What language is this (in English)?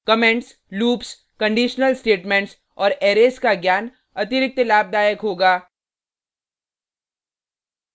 Hindi